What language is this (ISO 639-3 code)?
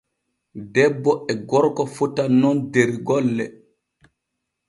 fue